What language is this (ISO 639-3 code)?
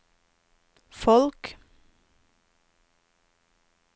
nor